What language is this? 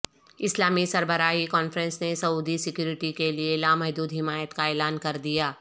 Urdu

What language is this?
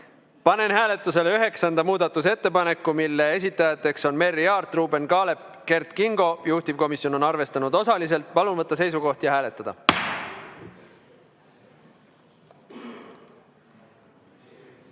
Estonian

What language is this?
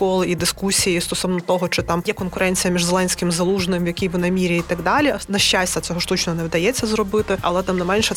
Ukrainian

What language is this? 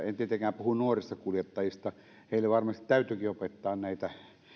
Finnish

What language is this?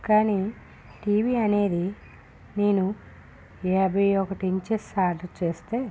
Telugu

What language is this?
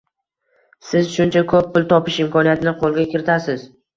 Uzbek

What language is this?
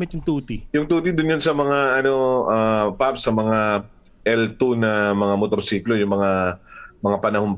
Filipino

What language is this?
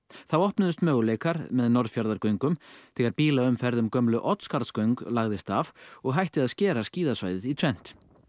Icelandic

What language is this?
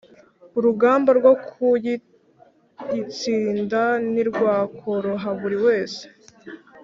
Kinyarwanda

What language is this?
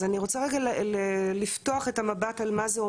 Hebrew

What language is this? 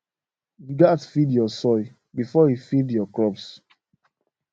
Nigerian Pidgin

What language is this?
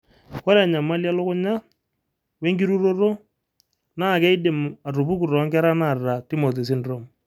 Masai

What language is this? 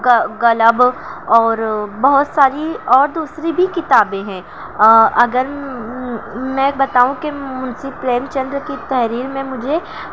Urdu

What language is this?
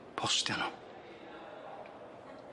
Welsh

